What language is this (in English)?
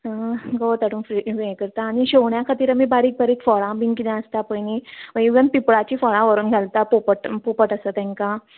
Konkani